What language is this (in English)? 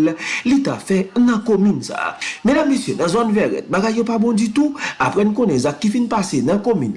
French